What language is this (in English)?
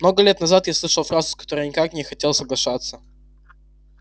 Russian